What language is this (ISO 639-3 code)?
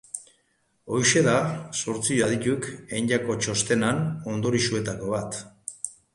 eus